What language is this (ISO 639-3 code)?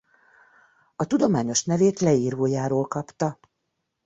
hun